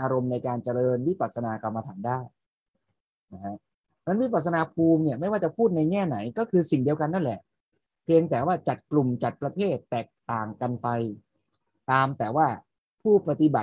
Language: Thai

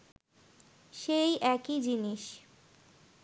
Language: Bangla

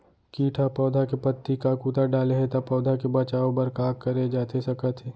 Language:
Chhattisgarhi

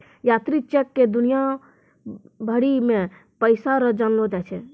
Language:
Maithili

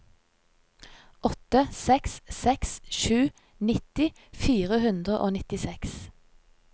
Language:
Norwegian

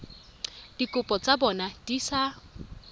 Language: Tswana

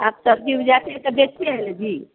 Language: Hindi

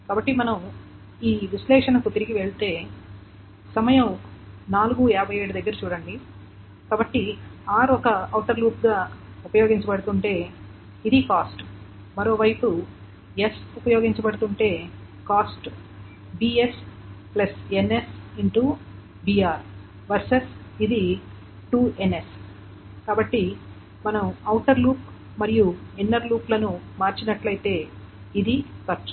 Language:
Telugu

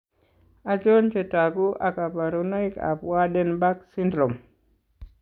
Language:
Kalenjin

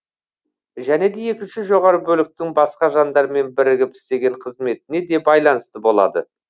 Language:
Kazakh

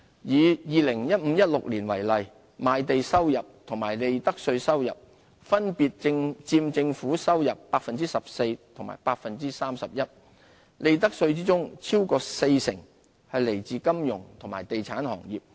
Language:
Cantonese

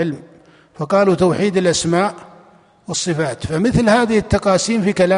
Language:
Arabic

